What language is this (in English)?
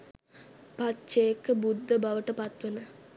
Sinhala